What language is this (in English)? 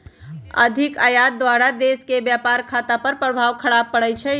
Magahi